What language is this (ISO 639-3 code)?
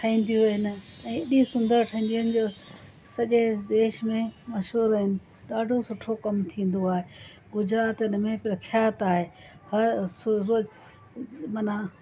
snd